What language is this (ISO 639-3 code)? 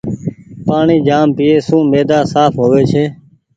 gig